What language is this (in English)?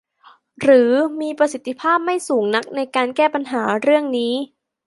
Thai